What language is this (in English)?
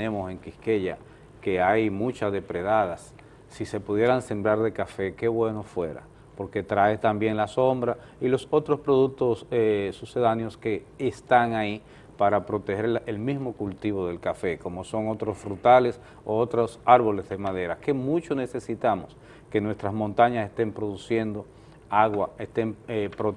Spanish